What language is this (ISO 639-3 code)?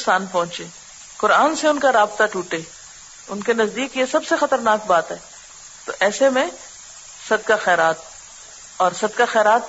urd